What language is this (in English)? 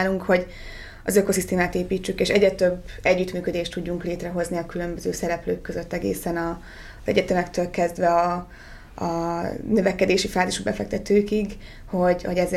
Hungarian